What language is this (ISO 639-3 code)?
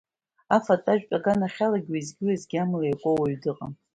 abk